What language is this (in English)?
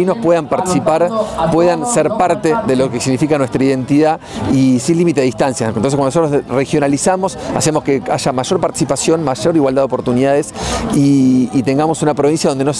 Spanish